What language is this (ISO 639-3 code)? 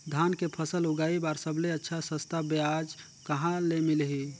hne